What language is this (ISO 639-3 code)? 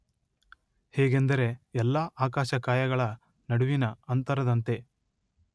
kan